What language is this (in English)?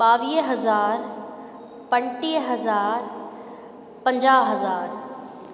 Sindhi